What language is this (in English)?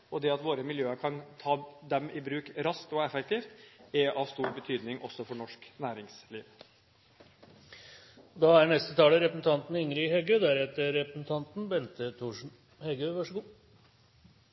Norwegian